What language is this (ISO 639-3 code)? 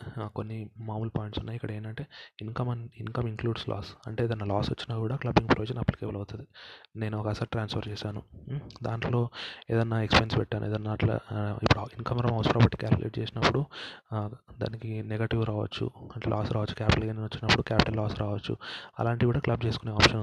tel